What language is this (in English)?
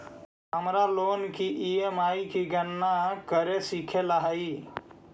Magahi